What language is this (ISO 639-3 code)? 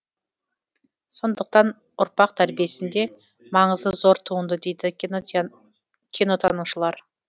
kaz